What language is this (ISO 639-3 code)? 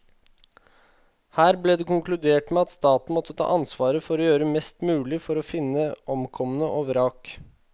nor